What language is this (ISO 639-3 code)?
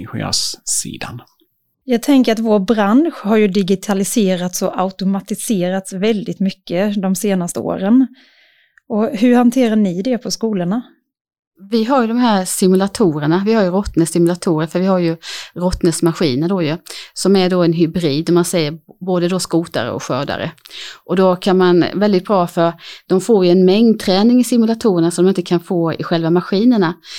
swe